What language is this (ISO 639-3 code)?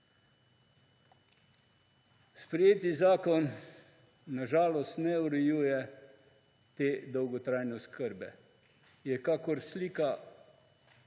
slv